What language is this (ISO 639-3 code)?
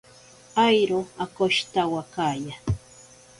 prq